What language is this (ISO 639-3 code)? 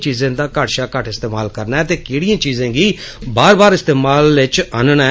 doi